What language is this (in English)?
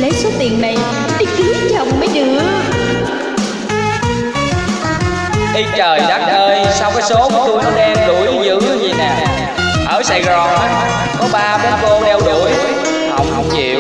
Vietnamese